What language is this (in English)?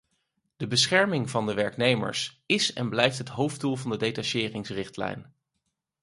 Dutch